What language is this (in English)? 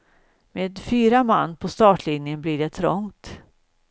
Swedish